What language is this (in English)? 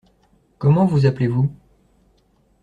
French